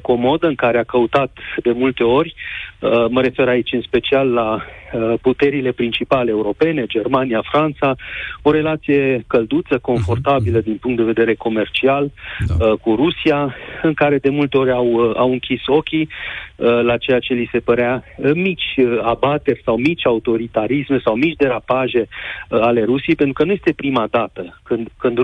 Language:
Romanian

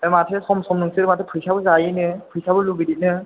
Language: Bodo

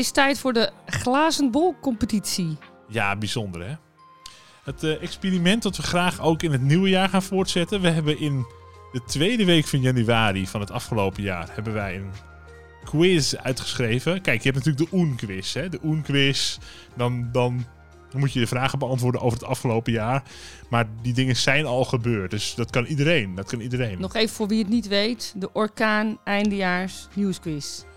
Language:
Dutch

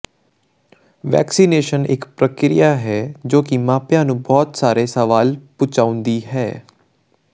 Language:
Punjabi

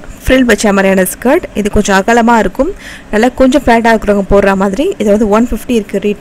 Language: English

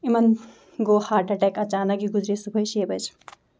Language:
Kashmiri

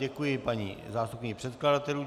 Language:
Czech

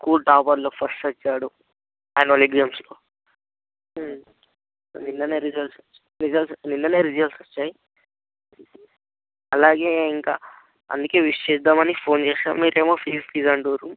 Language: Telugu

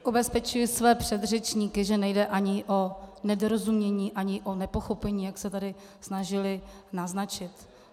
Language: Czech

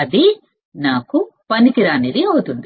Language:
Telugu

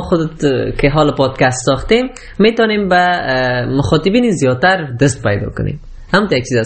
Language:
Persian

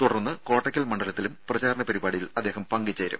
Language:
Malayalam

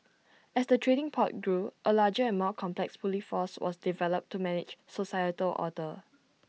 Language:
English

